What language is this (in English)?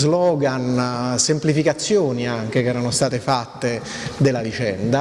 Italian